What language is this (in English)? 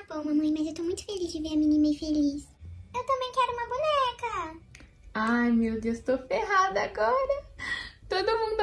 Portuguese